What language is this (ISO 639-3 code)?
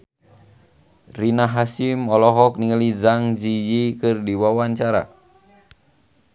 sun